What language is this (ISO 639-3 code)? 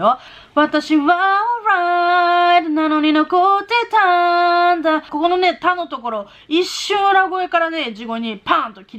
jpn